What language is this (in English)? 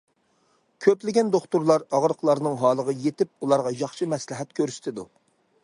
Uyghur